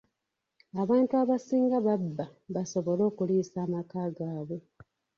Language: Ganda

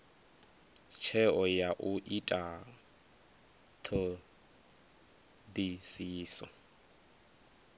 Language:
Venda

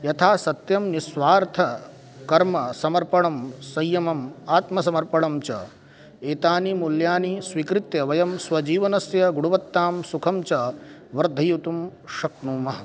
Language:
Sanskrit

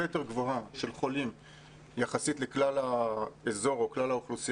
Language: Hebrew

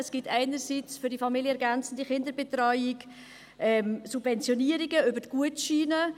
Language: Swiss German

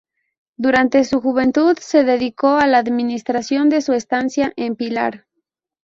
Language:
Spanish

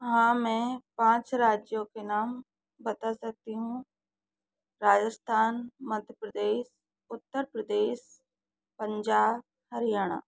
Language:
Hindi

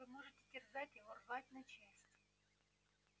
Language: Russian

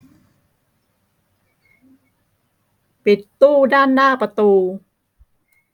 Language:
Thai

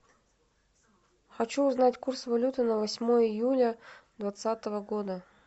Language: Russian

